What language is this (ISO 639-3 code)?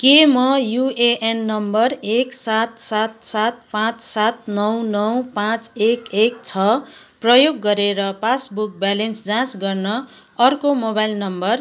nep